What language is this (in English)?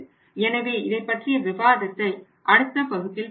Tamil